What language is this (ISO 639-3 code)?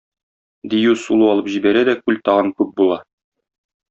tat